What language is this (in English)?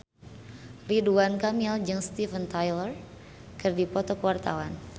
Sundanese